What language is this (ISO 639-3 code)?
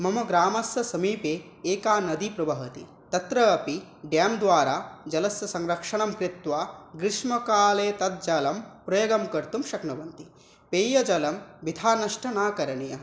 san